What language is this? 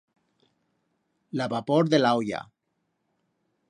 Aragonese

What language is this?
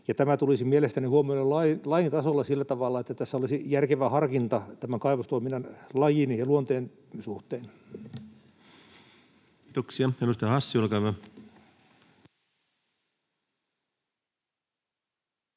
Finnish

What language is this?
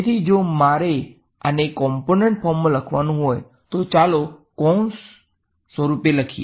Gujarati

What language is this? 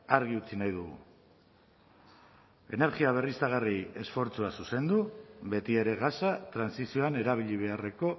Basque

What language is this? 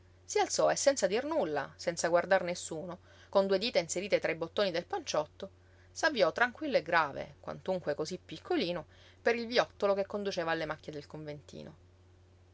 Italian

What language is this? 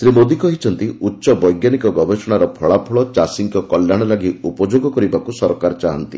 Odia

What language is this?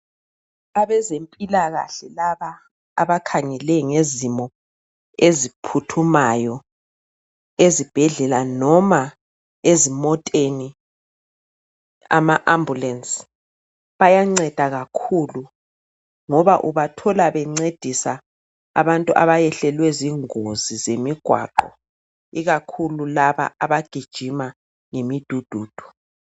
North Ndebele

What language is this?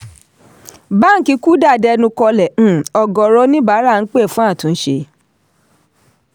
Yoruba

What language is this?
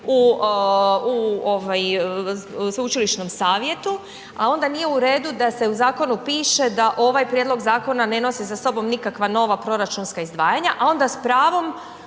Croatian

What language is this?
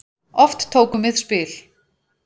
Icelandic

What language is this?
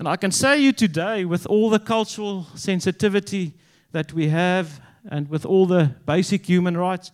English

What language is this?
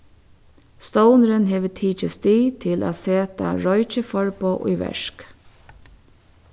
Faroese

